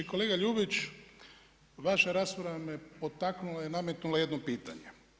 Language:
Croatian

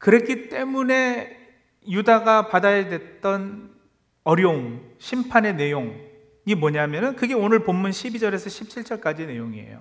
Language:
Korean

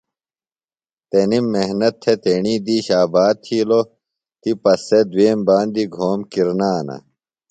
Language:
Phalura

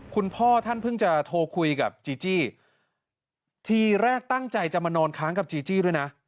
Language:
Thai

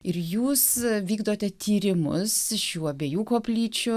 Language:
Lithuanian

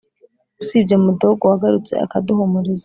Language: Kinyarwanda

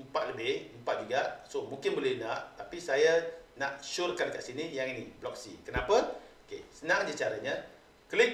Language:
Malay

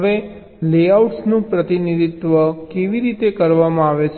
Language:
Gujarati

